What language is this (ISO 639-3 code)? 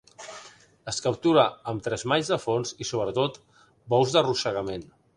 cat